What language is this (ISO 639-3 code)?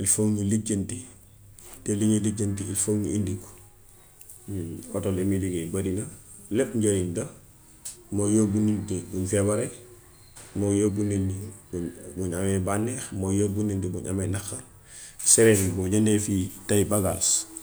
wof